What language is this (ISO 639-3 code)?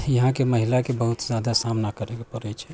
mai